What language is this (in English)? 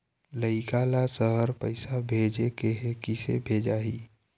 Chhattisgarhi